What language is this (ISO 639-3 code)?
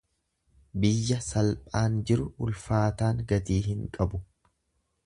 orm